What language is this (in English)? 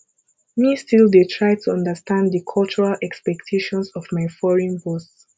Nigerian Pidgin